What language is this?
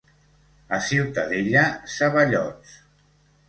Catalan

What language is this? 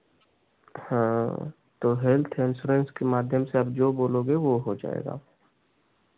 Hindi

